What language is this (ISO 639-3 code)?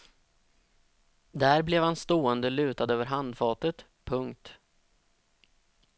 swe